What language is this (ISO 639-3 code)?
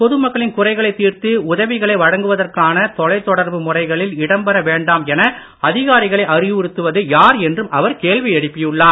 tam